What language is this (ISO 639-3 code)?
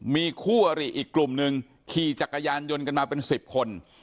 tha